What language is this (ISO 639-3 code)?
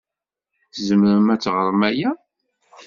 kab